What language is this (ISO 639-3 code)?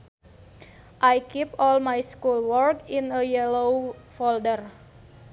sun